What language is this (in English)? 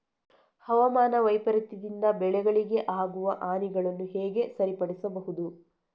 Kannada